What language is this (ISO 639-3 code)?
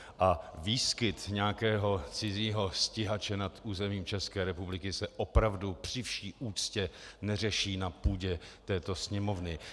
ces